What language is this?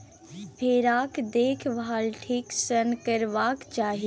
Maithili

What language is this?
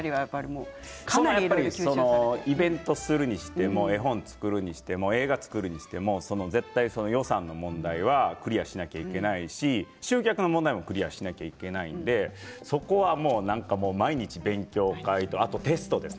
Japanese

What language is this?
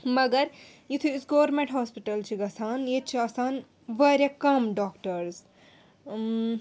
Kashmiri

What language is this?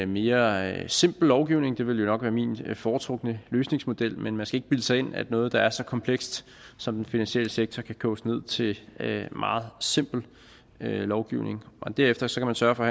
Danish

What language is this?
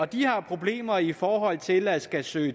Danish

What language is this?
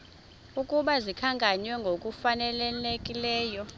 Xhosa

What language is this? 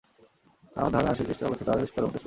Bangla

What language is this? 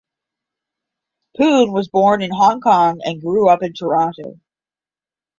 English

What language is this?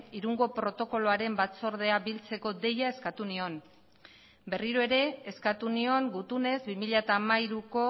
Basque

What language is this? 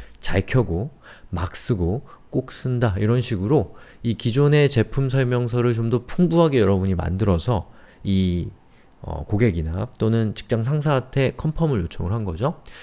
Korean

